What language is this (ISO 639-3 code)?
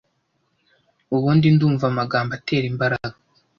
kin